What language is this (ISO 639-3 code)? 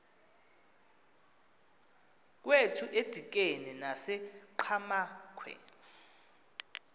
xho